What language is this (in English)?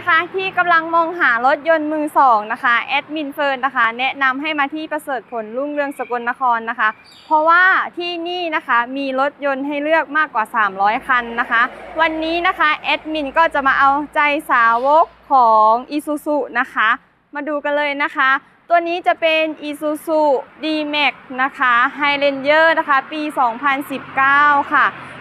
Thai